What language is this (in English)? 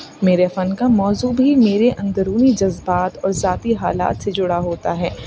Urdu